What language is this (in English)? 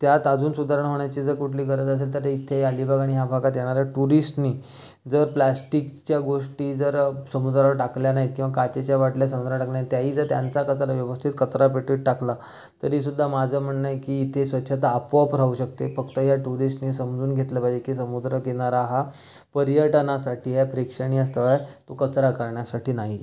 Marathi